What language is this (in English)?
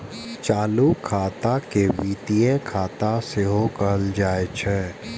Maithili